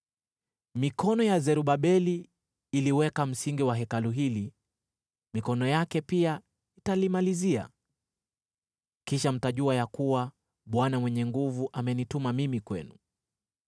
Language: Swahili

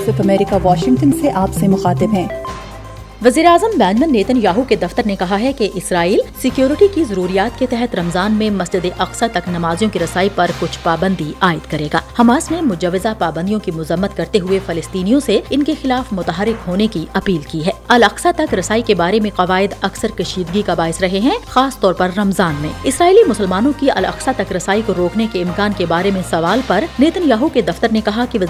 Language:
Urdu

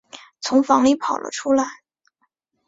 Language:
Chinese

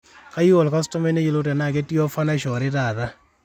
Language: Masai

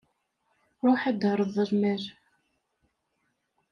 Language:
Kabyle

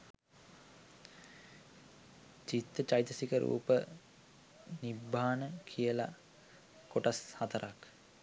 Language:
Sinhala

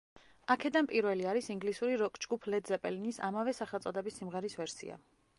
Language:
Georgian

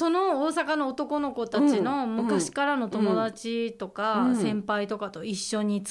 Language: Japanese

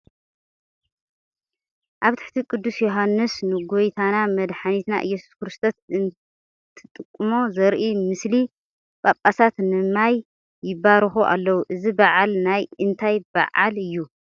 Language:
Tigrinya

